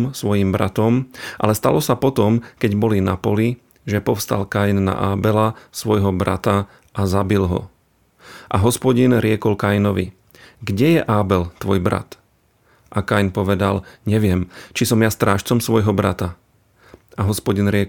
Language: Slovak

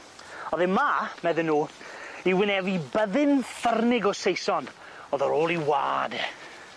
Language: Welsh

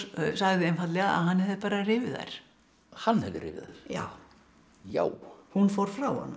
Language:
Icelandic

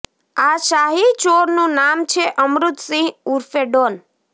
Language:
Gujarati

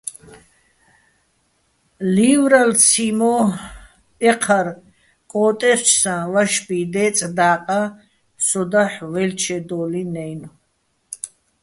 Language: Bats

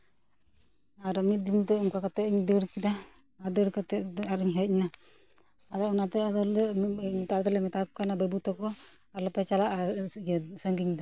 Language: Santali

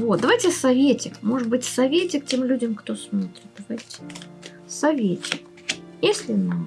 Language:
Russian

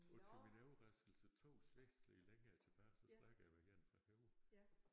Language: Danish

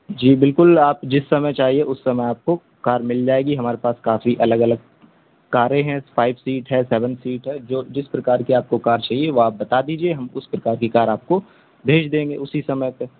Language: Urdu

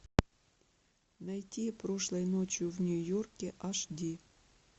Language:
Russian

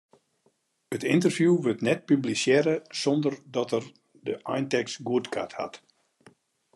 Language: Western Frisian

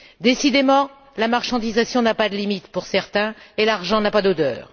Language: French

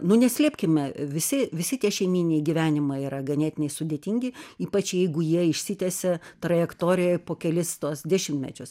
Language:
Lithuanian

